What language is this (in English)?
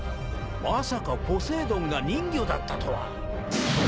Japanese